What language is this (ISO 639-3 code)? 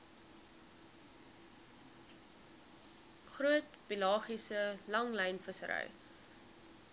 afr